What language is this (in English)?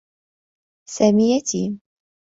Arabic